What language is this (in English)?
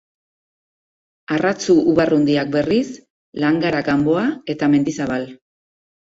Basque